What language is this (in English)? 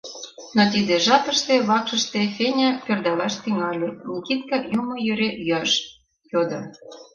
Mari